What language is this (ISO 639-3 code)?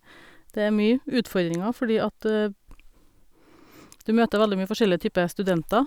nor